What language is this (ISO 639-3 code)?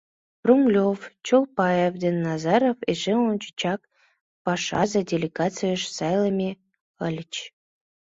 chm